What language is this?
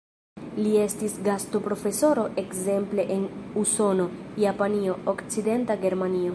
Esperanto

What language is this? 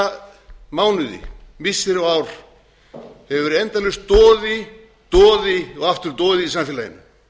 Icelandic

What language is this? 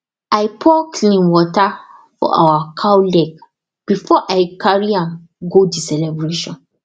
Nigerian Pidgin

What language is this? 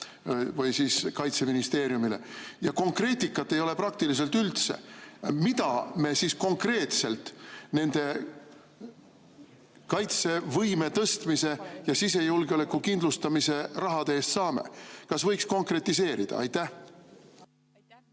Estonian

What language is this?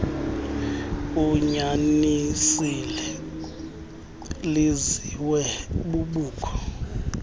Xhosa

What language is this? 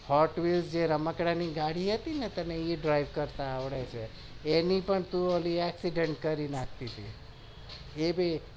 Gujarati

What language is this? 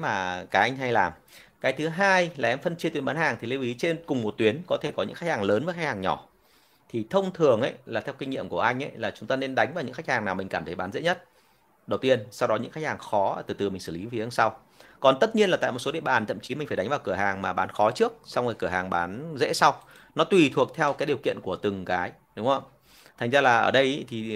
Vietnamese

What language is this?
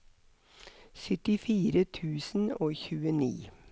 Norwegian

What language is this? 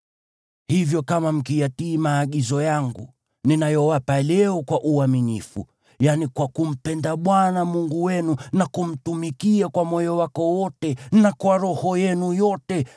Swahili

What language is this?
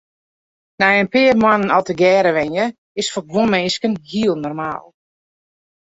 Western Frisian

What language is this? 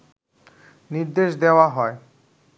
Bangla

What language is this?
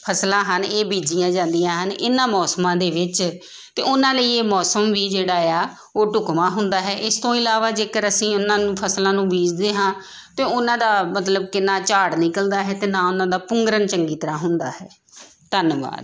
Punjabi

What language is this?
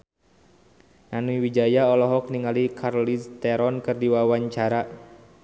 Sundanese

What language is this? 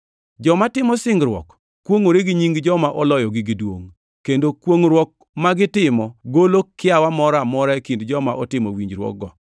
Luo (Kenya and Tanzania)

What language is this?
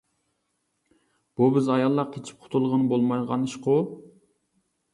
Uyghur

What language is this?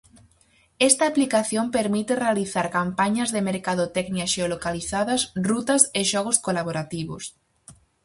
Galician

